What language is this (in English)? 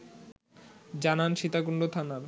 Bangla